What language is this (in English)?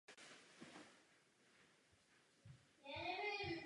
Czech